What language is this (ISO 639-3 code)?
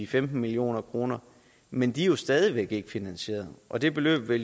dan